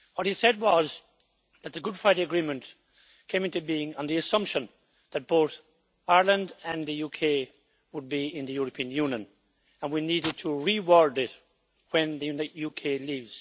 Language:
English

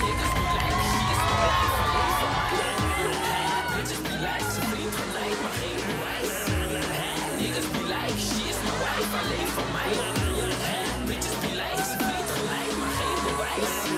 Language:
Dutch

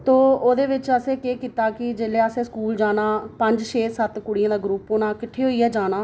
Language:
Dogri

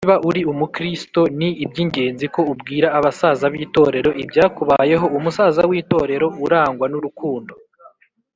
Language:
Kinyarwanda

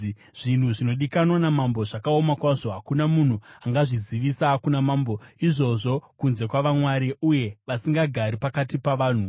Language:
Shona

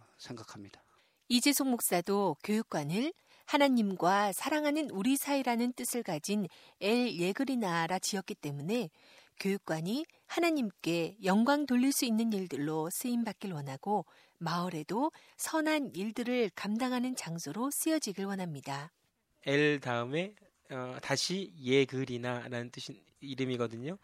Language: Korean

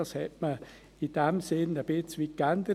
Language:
Swiss German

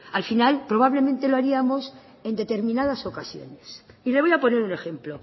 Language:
Spanish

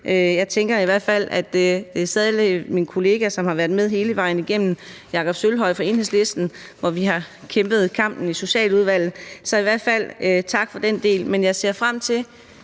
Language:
Danish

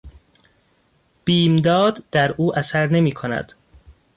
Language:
Persian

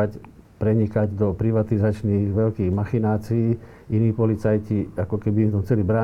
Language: Slovak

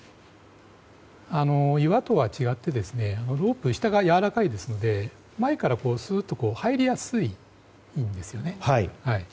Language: Japanese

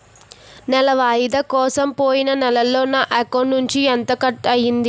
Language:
Telugu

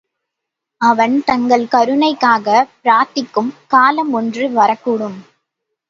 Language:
Tamil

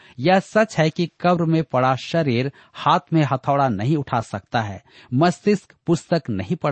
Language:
Hindi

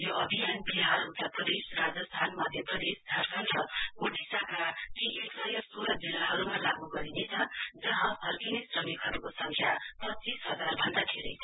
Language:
Nepali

